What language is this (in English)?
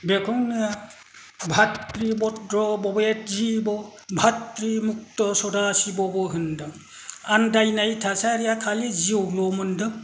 Bodo